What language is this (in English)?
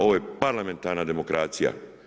Croatian